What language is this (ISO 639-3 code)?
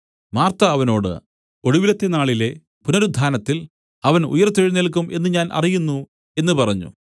mal